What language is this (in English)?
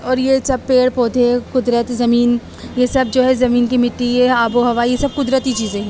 Urdu